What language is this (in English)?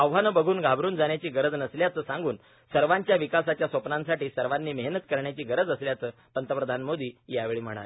Marathi